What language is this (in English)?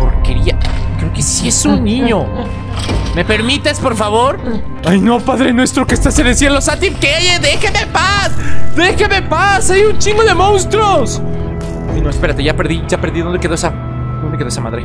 Spanish